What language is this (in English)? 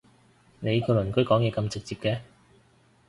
Cantonese